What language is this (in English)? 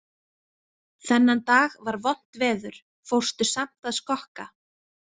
Icelandic